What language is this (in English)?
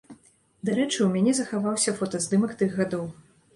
Belarusian